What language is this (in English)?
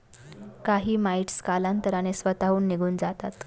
Marathi